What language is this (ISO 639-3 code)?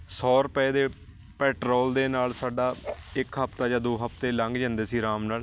pan